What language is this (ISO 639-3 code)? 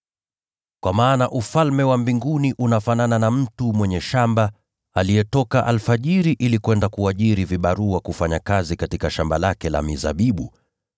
swa